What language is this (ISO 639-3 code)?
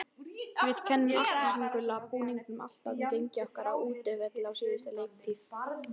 isl